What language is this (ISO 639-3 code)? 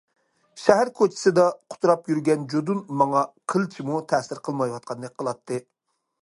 uig